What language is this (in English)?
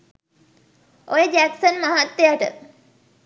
Sinhala